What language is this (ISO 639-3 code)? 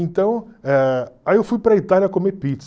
por